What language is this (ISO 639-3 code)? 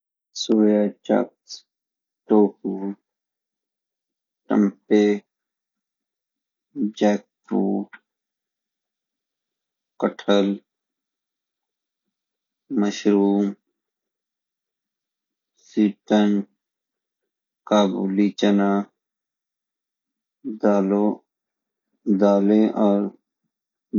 gbm